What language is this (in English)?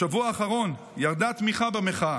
Hebrew